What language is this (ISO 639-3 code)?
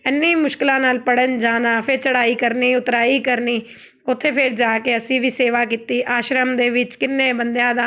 pan